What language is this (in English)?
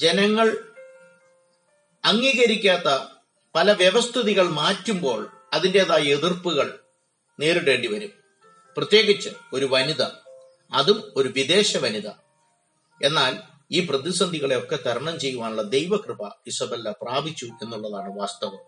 Malayalam